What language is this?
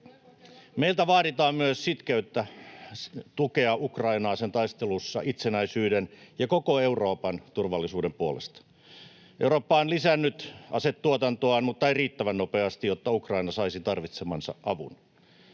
Finnish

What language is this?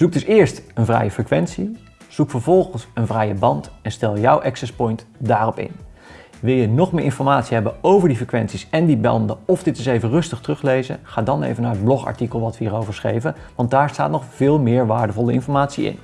Dutch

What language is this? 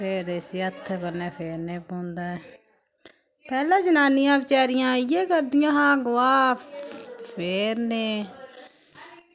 Dogri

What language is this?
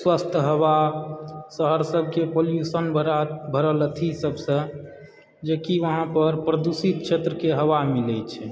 Maithili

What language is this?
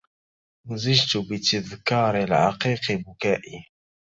Arabic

